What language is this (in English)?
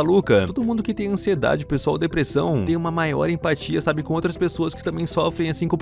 Portuguese